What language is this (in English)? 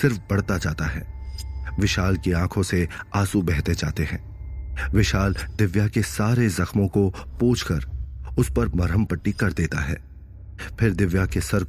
Hindi